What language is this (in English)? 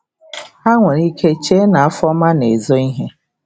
Igbo